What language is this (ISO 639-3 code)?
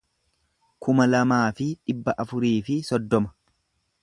orm